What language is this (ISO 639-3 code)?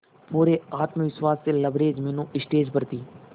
hin